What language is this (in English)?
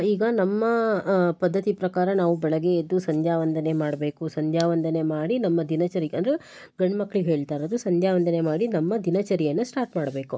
Kannada